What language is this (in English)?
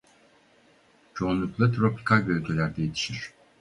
Turkish